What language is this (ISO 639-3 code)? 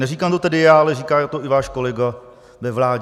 ces